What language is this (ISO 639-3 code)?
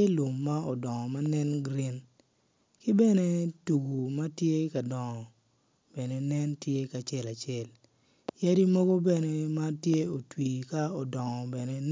ach